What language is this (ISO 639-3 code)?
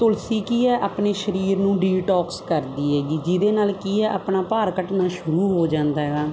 pan